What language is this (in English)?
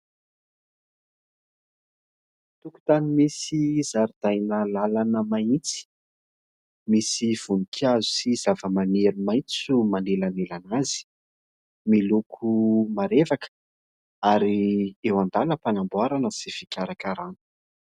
Malagasy